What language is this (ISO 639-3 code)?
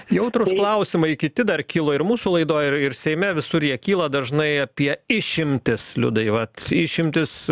lit